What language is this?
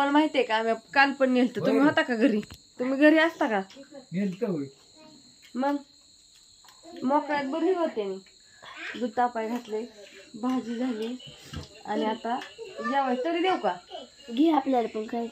Romanian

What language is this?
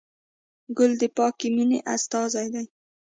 Pashto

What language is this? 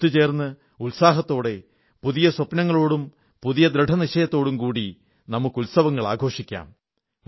Malayalam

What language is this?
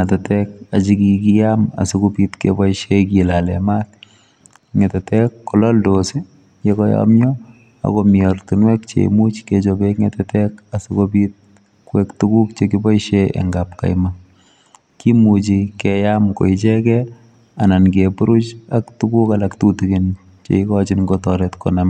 Kalenjin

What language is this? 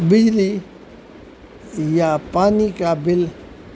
Urdu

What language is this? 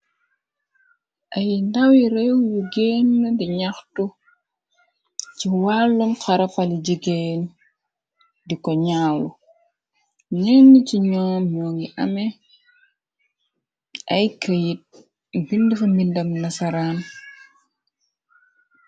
Wolof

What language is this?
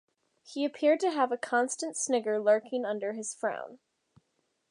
English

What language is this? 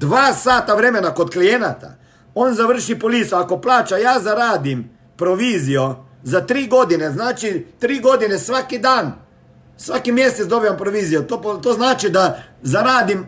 Croatian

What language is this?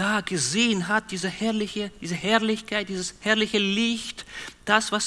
German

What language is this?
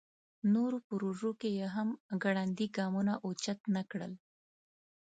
Pashto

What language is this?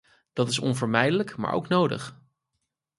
Dutch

